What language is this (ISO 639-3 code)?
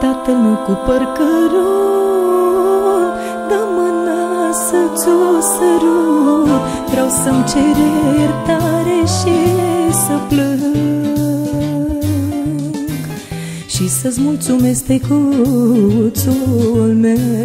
ron